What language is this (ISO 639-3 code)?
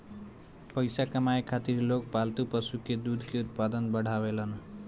bho